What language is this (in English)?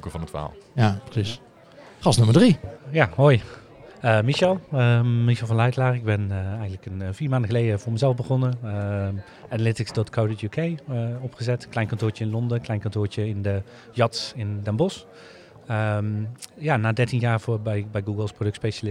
Dutch